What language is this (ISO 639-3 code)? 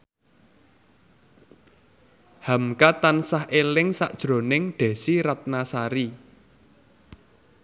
jav